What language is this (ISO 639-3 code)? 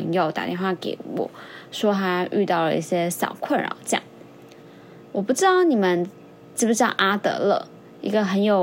zho